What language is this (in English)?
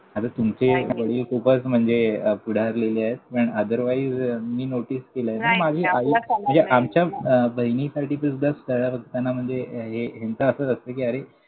Marathi